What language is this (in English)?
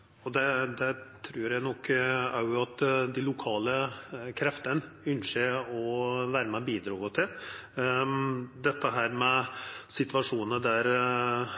Norwegian Nynorsk